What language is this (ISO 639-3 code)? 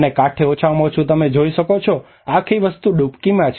guj